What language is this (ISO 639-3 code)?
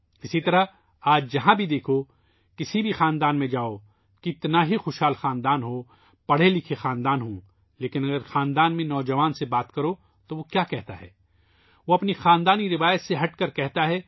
urd